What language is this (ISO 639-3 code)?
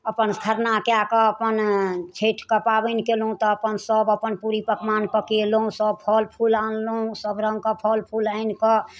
mai